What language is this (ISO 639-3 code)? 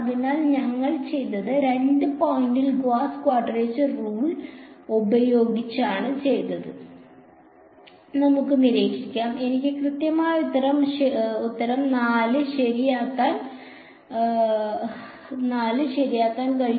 mal